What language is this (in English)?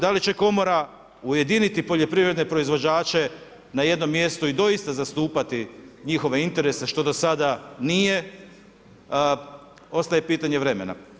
Croatian